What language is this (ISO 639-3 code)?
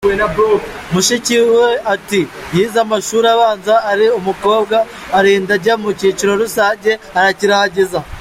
kin